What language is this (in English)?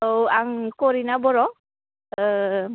Bodo